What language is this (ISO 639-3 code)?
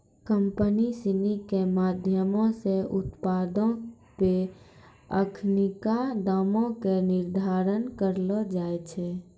mai